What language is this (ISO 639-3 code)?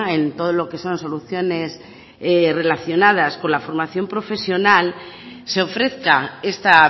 spa